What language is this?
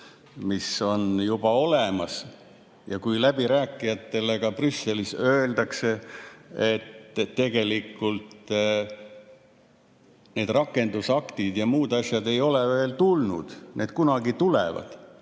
Estonian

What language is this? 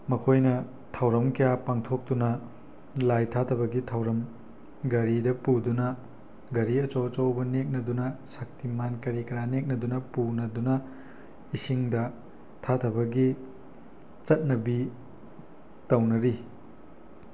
Manipuri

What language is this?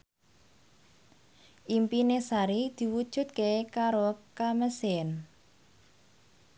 Javanese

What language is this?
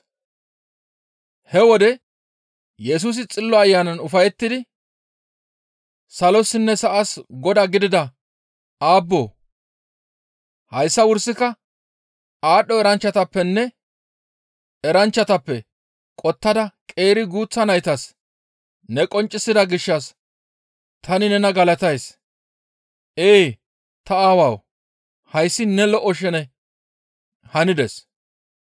Gamo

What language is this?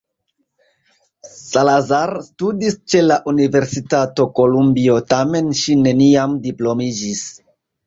Esperanto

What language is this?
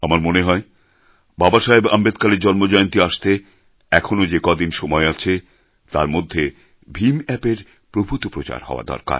Bangla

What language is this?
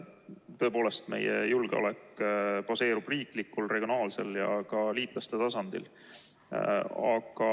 Estonian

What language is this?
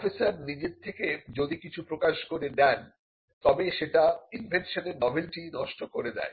Bangla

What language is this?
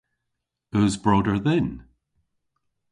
Cornish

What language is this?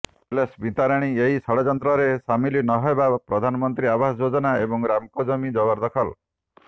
Odia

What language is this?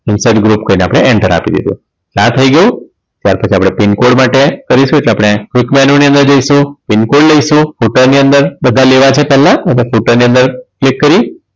Gujarati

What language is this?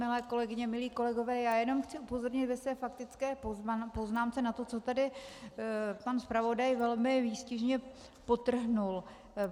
Czech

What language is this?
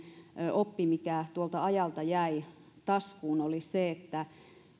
Finnish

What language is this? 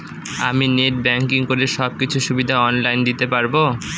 Bangla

